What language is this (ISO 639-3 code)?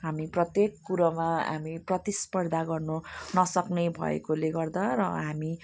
nep